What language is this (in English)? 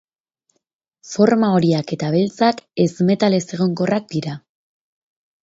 Basque